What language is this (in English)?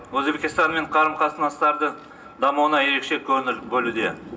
Kazakh